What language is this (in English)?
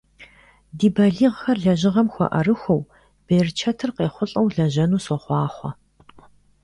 Kabardian